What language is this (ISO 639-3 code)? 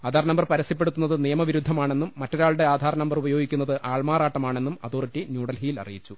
mal